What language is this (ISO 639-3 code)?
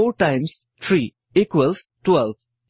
asm